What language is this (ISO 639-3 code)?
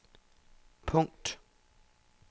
dan